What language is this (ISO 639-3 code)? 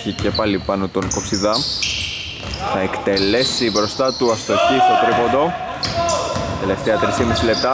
ell